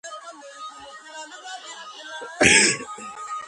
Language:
Georgian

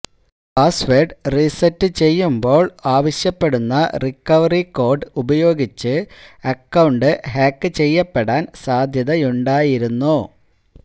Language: Malayalam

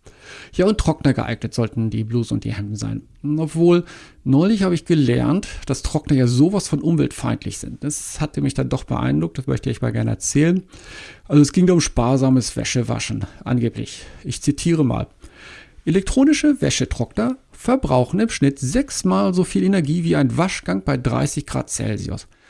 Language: German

